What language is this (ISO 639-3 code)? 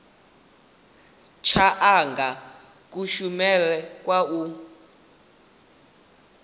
ven